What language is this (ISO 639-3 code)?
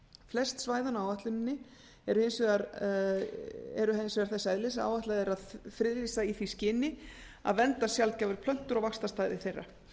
isl